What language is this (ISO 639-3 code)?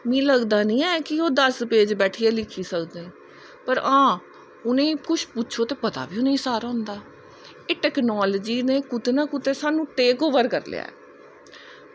doi